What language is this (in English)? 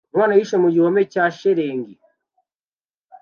Kinyarwanda